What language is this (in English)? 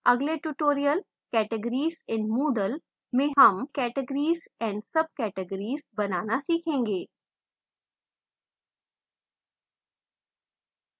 Hindi